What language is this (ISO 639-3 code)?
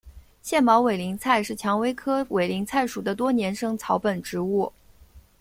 zho